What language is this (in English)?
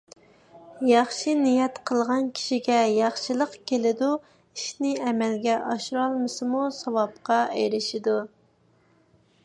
Uyghur